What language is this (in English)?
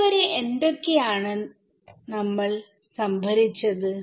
Malayalam